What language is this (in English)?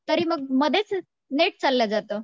Marathi